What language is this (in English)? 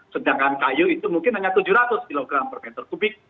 Indonesian